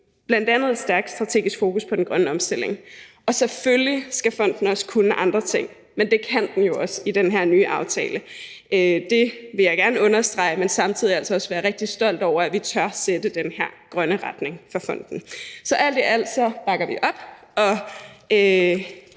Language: Danish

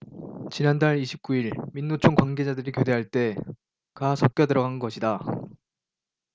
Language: Korean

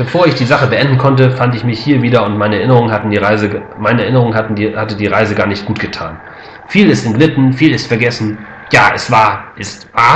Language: German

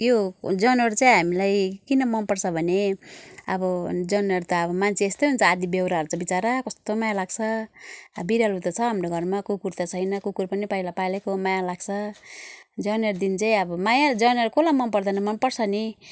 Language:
Nepali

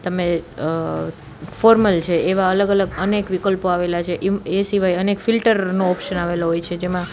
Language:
Gujarati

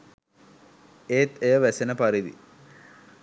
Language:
Sinhala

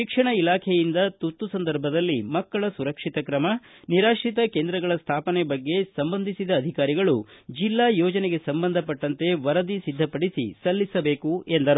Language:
Kannada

